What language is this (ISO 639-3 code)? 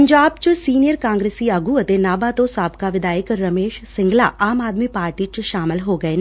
pan